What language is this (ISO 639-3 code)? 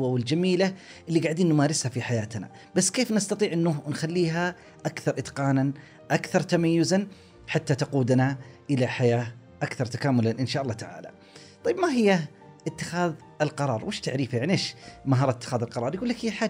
ara